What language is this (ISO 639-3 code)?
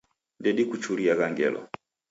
dav